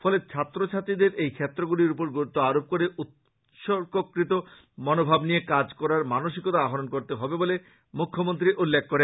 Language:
Bangla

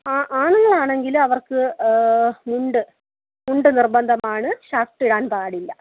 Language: Malayalam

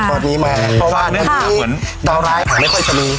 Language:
Thai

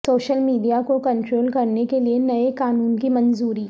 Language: Urdu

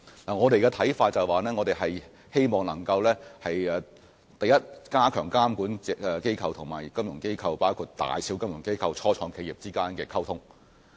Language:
Cantonese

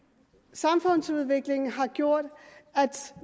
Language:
Danish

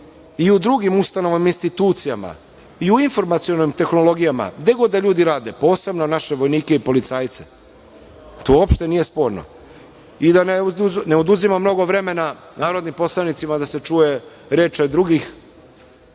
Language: Serbian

